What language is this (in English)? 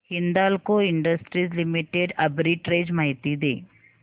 Marathi